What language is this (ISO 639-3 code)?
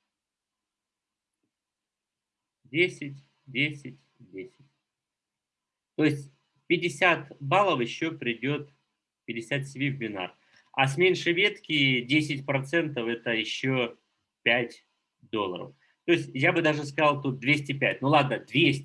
rus